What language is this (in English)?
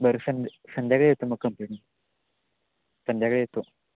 Marathi